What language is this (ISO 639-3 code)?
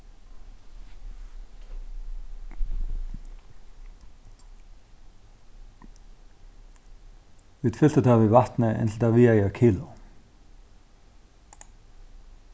fao